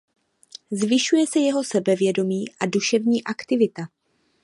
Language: Czech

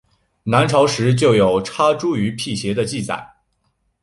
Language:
Chinese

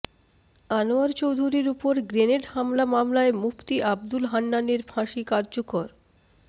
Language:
Bangla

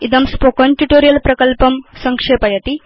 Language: Sanskrit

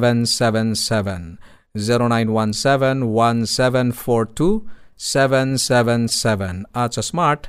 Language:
Filipino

